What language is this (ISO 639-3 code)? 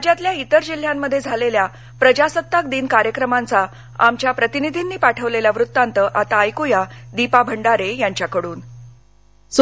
mar